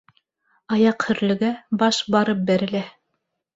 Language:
Bashkir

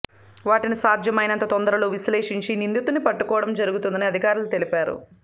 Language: Telugu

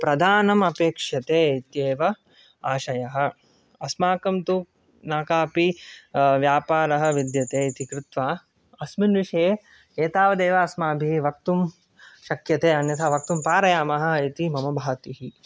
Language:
Sanskrit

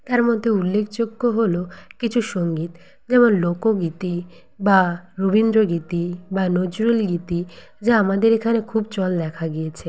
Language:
Bangla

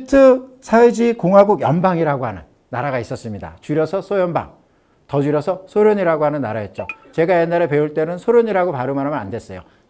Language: Korean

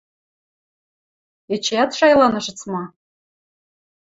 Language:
Western Mari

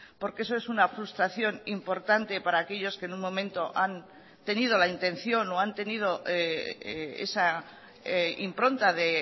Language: Spanish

